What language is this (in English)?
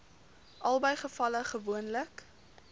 Afrikaans